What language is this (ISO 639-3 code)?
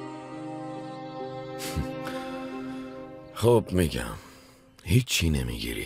fas